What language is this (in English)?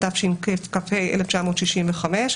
Hebrew